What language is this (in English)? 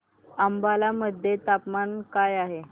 Marathi